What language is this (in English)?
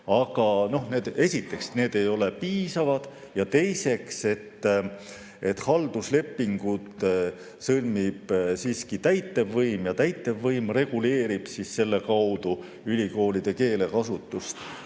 Estonian